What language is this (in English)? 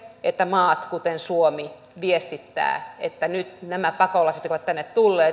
Finnish